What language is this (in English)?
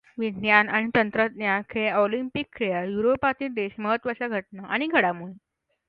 Marathi